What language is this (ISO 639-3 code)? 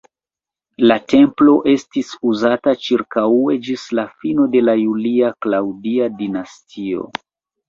epo